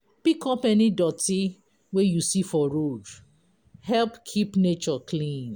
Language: Nigerian Pidgin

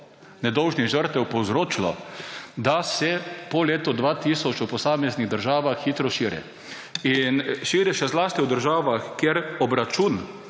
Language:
Slovenian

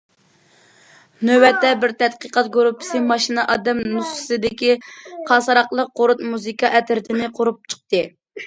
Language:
Uyghur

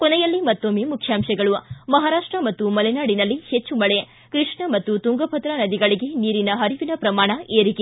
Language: Kannada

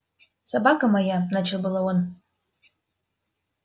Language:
Russian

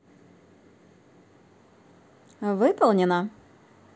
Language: Russian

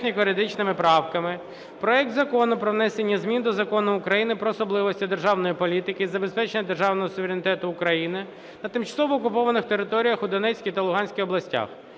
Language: Ukrainian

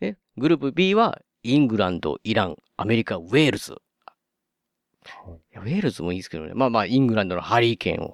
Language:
Japanese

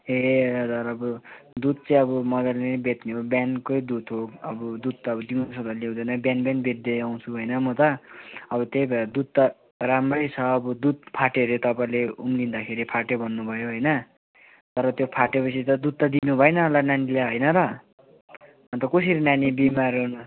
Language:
Nepali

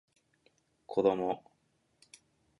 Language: Japanese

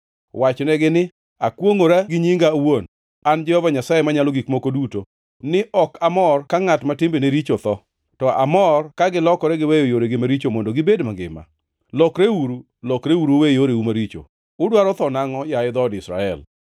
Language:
Luo (Kenya and Tanzania)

